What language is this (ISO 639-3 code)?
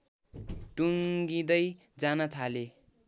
nep